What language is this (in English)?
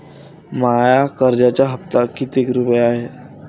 Marathi